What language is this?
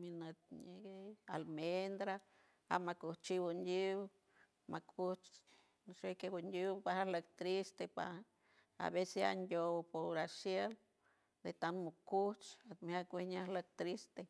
San Francisco Del Mar Huave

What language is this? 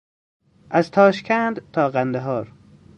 Persian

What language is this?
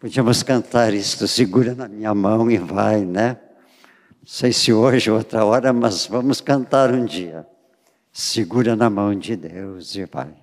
Portuguese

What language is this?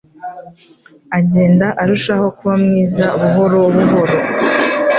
Kinyarwanda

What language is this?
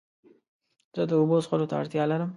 Pashto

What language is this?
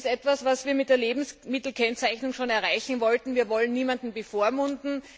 German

